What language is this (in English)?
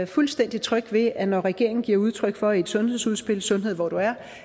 Danish